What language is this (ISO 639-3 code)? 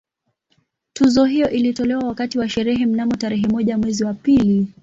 swa